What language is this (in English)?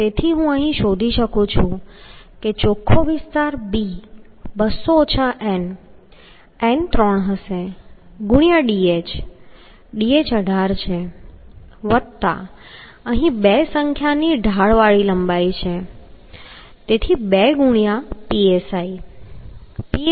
Gujarati